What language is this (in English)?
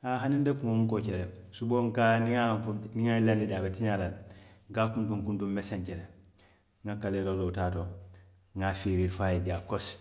Western Maninkakan